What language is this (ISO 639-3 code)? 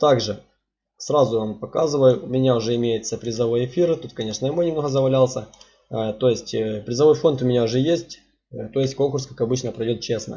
rus